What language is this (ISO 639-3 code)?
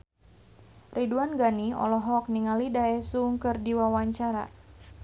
sun